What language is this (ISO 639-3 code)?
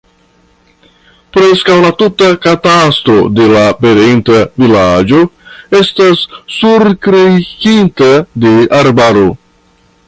epo